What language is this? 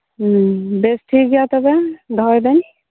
Santali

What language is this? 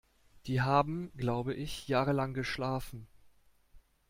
German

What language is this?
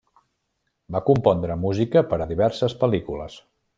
Catalan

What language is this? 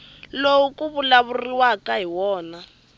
Tsonga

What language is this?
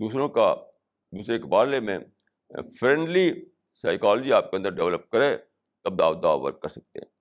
Urdu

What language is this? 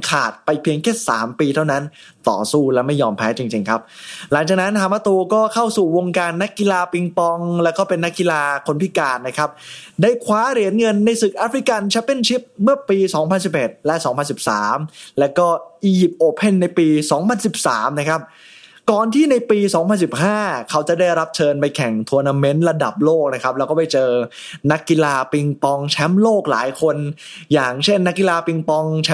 Thai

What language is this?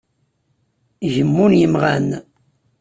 Kabyle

